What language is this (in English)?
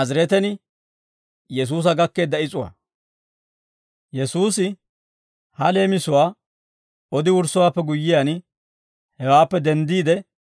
Dawro